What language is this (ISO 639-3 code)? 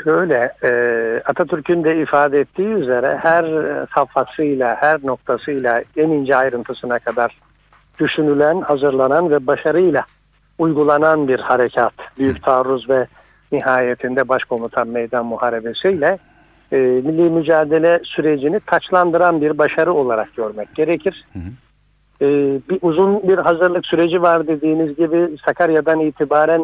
tur